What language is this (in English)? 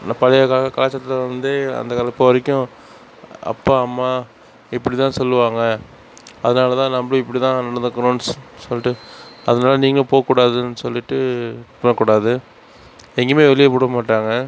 Tamil